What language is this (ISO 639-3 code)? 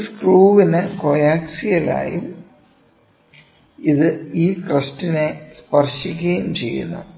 mal